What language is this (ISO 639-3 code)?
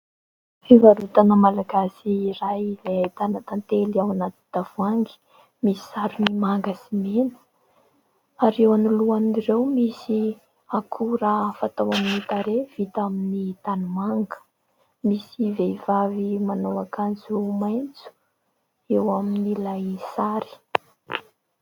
mlg